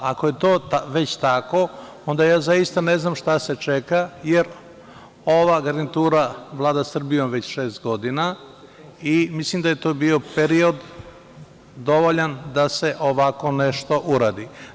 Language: Serbian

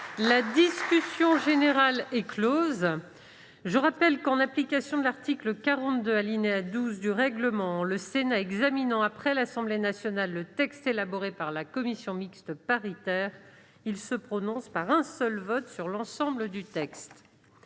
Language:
French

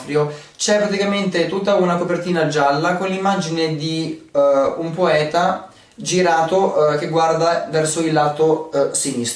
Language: Italian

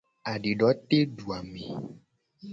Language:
Gen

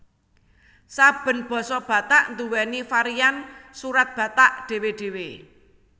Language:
Javanese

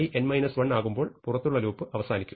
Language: Malayalam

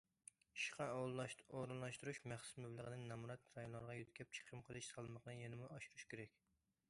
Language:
Uyghur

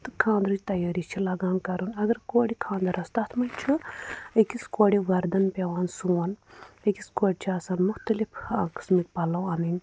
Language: Kashmiri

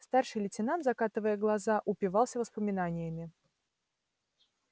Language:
Russian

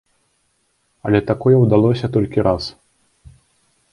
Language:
Belarusian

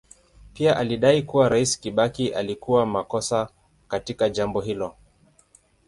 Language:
Swahili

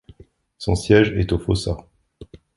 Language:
French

